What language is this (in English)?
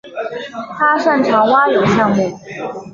Chinese